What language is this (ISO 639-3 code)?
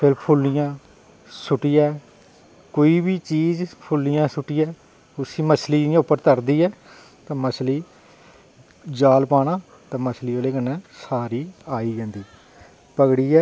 doi